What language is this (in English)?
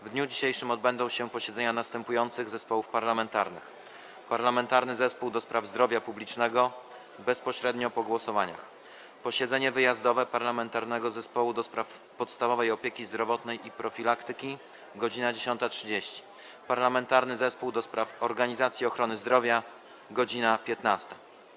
Polish